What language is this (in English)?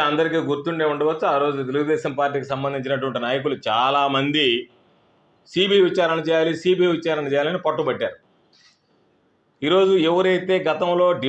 English